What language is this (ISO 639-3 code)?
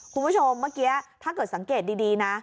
tha